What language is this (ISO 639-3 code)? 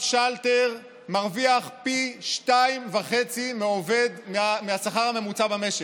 heb